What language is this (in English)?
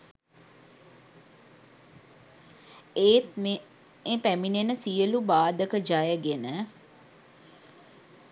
Sinhala